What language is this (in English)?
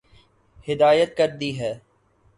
Urdu